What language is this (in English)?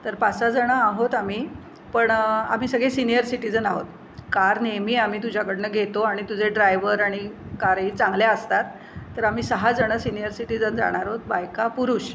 Marathi